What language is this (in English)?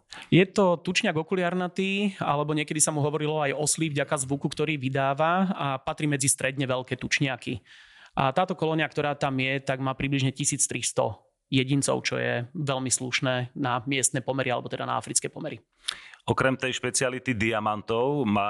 Slovak